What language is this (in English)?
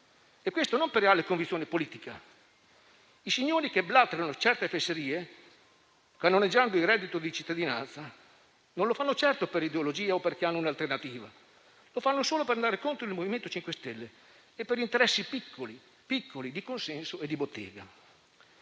Italian